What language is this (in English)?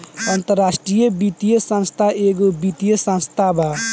Bhojpuri